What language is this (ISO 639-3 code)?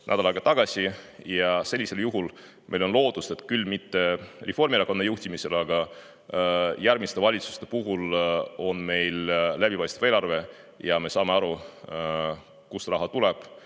est